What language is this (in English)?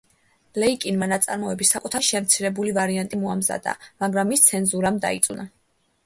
Georgian